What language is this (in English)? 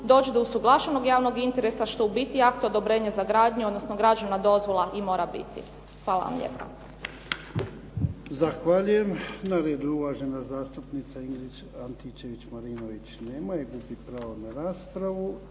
Croatian